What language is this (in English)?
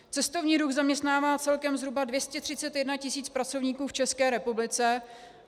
Czech